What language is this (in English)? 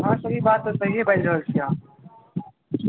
Maithili